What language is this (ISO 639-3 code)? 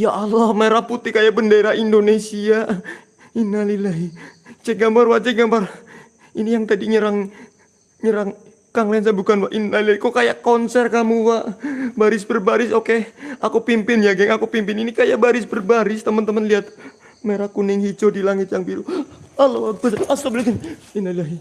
ind